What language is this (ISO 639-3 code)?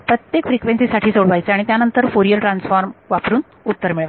mar